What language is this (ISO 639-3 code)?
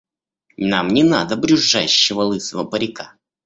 rus